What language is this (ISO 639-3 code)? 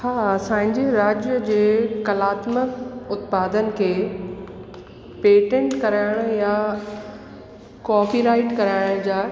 snd